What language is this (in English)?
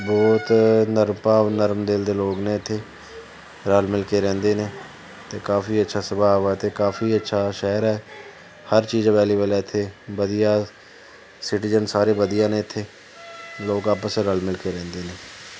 Punjabi